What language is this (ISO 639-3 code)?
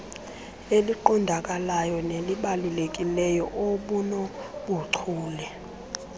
xho